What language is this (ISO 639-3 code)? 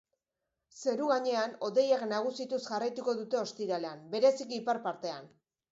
eus